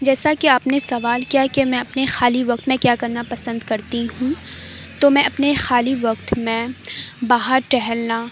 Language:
Urdu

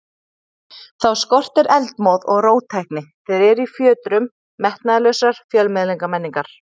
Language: Icelandic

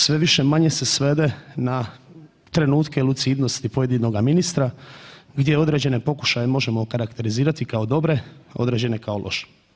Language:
Croatian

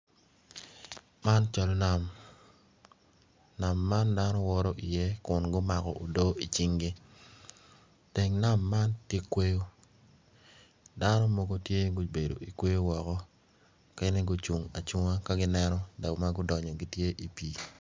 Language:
Acoli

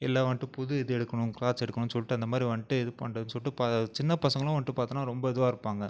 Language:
Tamil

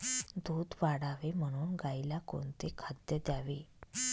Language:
Marathi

